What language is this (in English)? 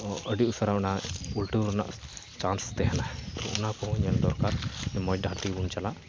Santali